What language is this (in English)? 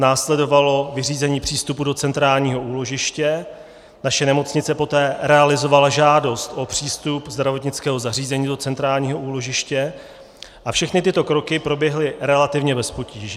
Czech